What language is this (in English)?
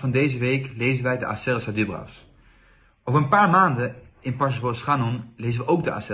Dutch